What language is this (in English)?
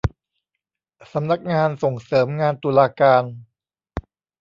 Thai